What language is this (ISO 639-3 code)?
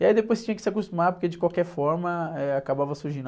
por